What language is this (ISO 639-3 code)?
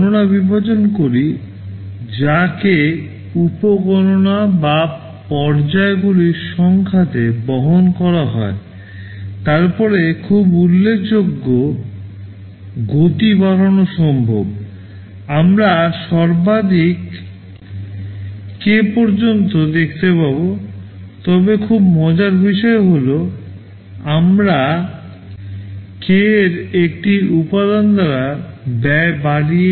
ben